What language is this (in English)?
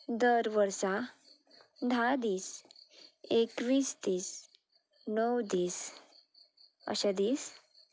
Konkani